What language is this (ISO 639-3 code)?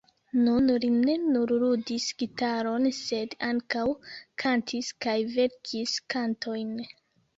epo